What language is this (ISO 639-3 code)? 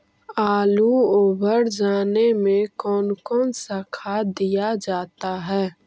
mag